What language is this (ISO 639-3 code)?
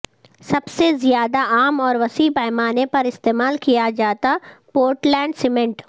urd